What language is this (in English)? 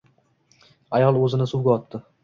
Uzbek